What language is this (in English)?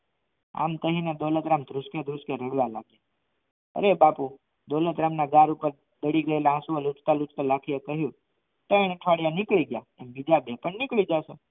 Gujarati